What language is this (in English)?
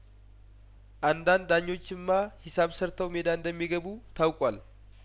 Amharic